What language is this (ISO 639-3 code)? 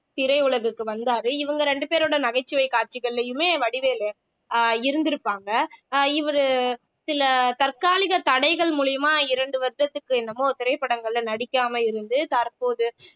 tam